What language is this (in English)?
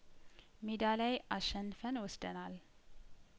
Amharic